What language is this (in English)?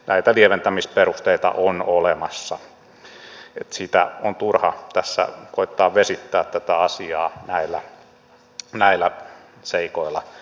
Finnish